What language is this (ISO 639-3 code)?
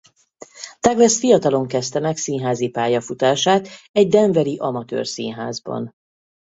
hun